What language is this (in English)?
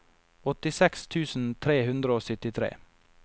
Norwegian